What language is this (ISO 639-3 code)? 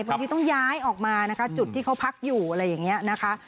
tha